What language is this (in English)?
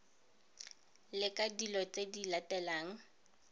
Tswana